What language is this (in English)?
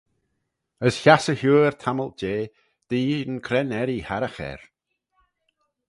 Manx